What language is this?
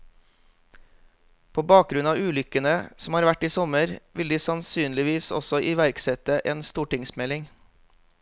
Norwegian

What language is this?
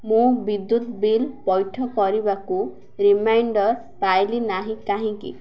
Odia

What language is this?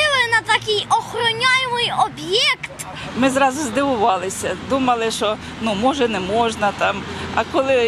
Ukrainian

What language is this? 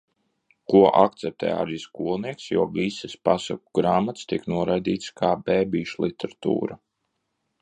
Latvian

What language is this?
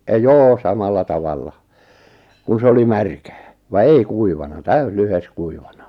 Finnish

